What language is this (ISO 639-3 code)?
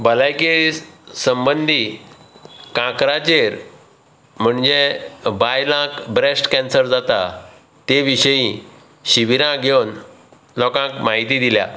kok